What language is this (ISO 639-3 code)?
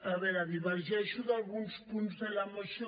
cat